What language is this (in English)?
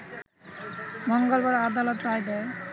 Bangla